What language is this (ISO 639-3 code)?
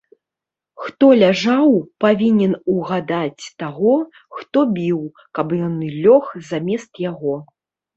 bel